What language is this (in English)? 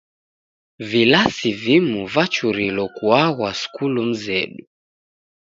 Taita